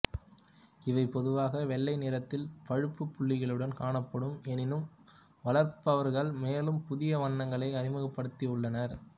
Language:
Tamil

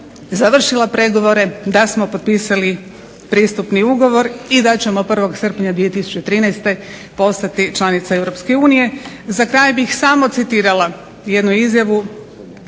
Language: Croatian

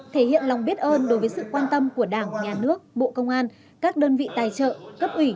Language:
Vietnamese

